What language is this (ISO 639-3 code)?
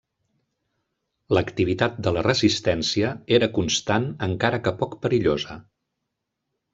cat